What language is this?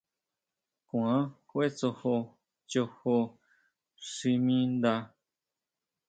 Huautla Mazatec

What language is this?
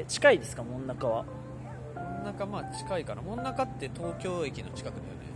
Japanese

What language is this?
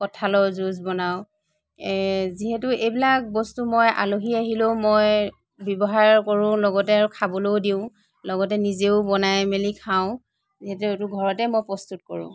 Assamese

